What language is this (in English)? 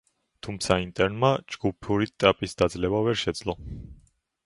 Georgian